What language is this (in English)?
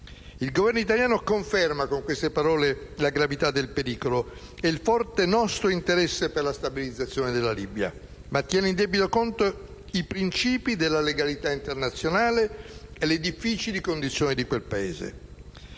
Italian